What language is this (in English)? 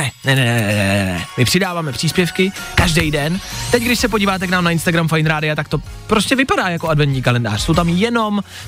Czech